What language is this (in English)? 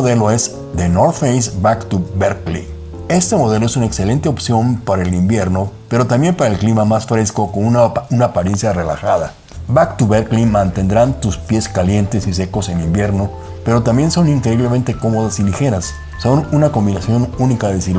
Spanish